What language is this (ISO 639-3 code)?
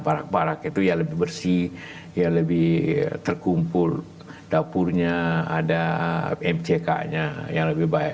ind